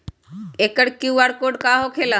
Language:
Magahi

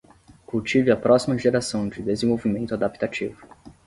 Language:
Portuguese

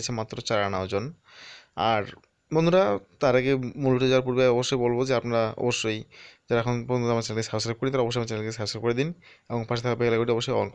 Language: Hindi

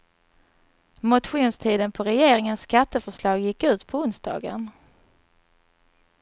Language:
Swedish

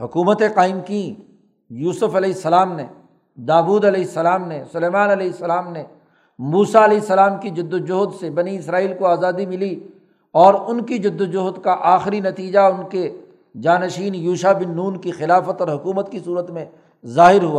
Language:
Urdu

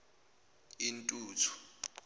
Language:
Zulu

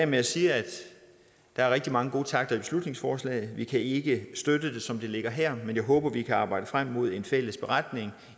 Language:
Danish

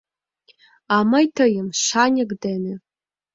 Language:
Mari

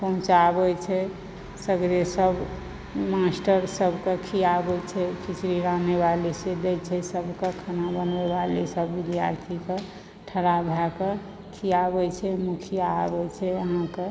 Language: Maithili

